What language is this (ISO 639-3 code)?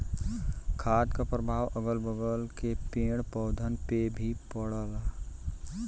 bho